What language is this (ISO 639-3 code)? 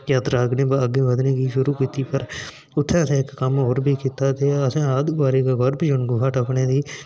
doi